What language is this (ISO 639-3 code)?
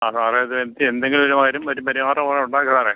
mal